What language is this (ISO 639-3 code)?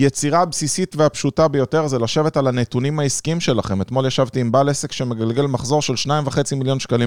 heb